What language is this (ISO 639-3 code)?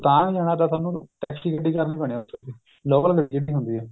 pan